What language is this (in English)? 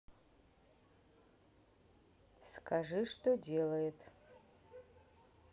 Russian